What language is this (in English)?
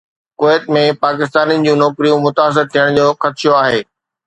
Sindhi